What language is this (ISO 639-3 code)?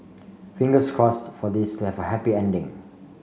eng